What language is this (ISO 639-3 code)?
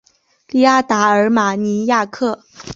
zho